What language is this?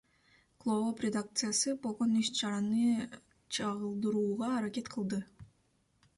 Kyrgyz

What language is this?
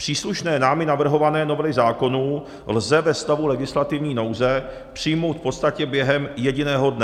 Czech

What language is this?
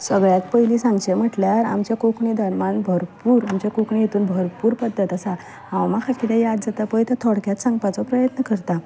Konkani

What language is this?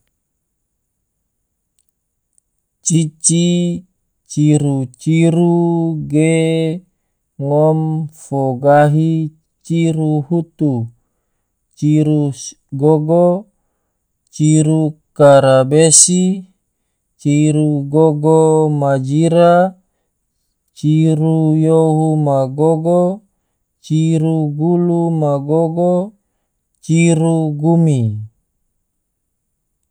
Tidore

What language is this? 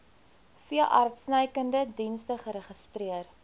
Afrikaans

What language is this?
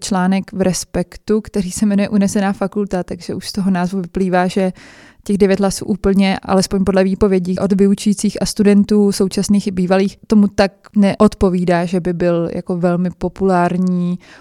Czech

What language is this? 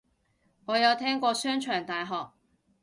Cantonese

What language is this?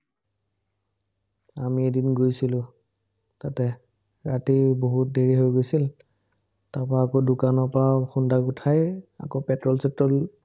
Assamese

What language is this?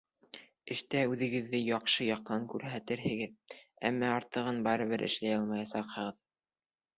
Bashkir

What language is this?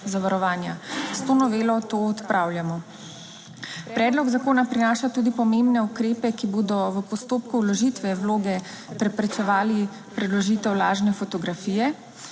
Slovenian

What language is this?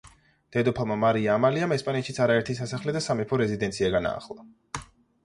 Georgian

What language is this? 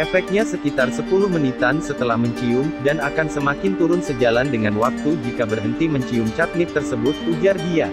Indonesian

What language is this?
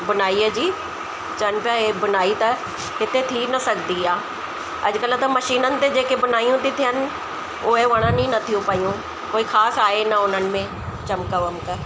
Sindhi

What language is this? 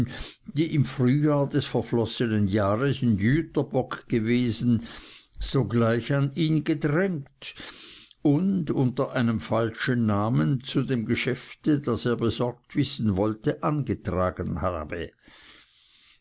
German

